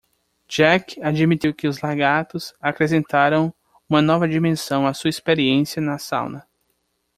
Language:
Portuguese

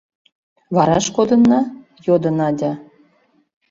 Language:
Mari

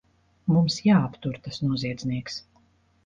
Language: Latvian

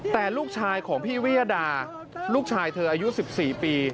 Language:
Thai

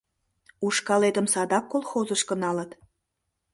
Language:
Mari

